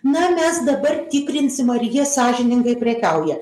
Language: Lithuanian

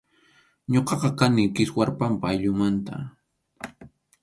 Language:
Arequipa-La Unión Quechua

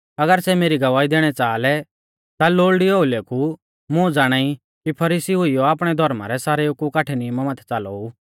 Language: Mahasu Pahari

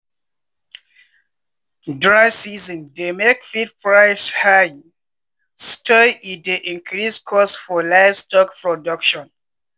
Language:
Nigerian Pidgin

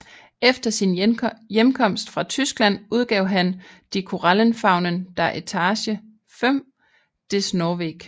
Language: Danish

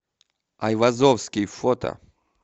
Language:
Russian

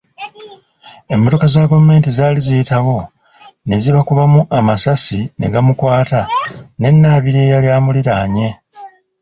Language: Ganda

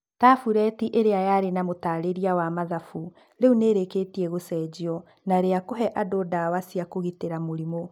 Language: Kikuyu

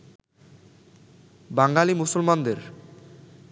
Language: Bangla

